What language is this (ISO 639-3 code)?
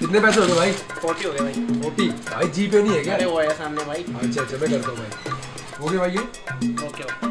hin